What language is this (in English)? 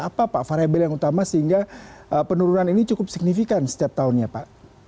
Indonesian